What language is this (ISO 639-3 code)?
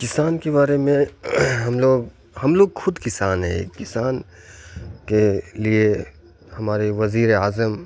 urd